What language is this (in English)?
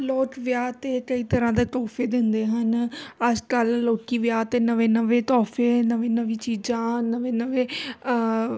Punjabi